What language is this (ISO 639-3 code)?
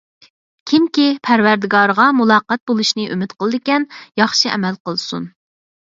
uig